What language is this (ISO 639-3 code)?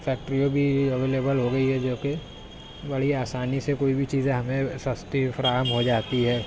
urd